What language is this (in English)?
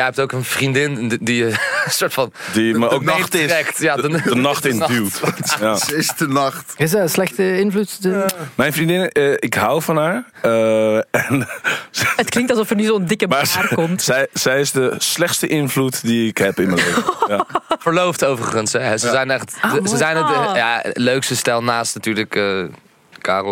Dutch